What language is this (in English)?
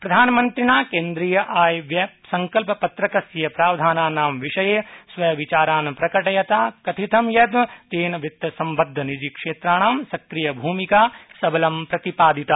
Sanskrit